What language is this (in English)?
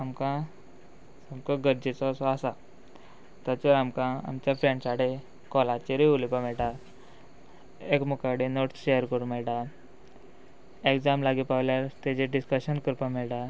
Konkani